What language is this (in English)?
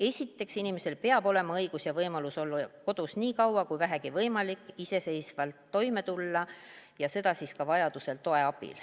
Estonian